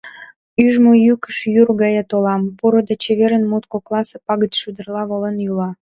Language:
Mari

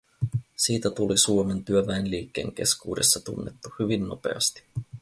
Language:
Finnish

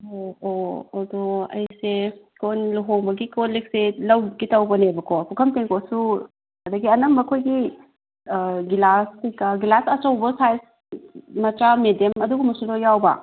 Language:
Manipuri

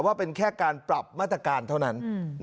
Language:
Thai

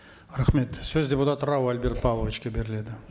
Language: Kazakh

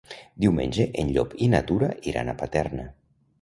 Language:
Catalan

